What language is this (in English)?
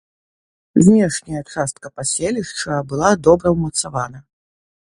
Belarusian